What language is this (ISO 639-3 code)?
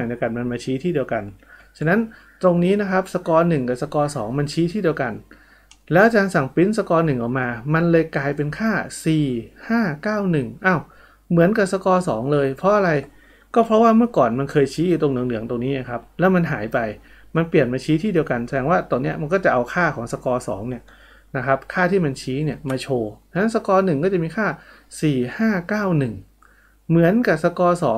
tha